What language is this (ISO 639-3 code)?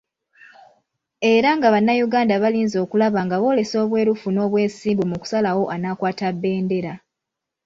lug